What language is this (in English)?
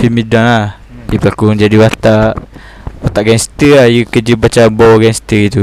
Malay